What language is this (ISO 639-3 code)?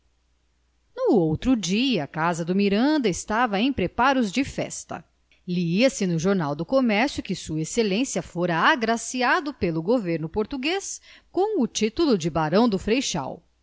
por